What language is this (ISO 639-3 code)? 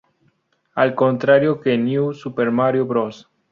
spa